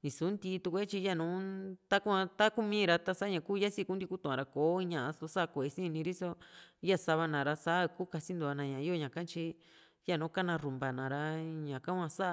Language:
Juxtlahuaca Mixtec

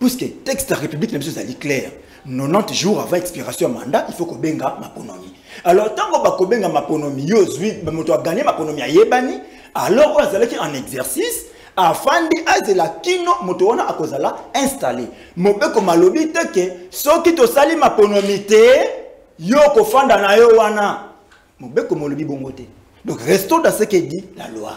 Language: French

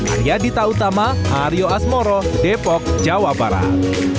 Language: Indonesian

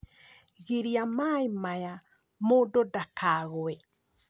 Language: Kikuyu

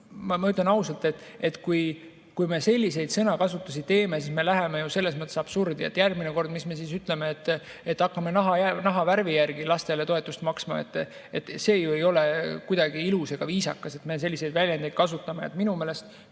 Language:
Estonian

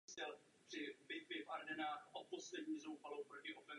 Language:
Czech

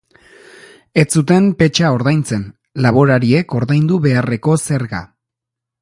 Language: Basque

